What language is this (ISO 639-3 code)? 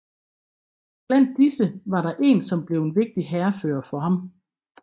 dan